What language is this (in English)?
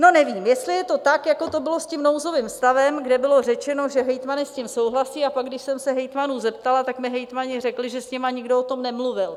Czech